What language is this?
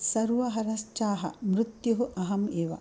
Sanskrit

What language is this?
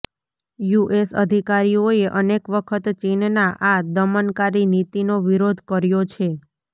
Gujarati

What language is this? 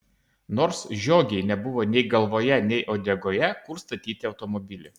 Lithuanian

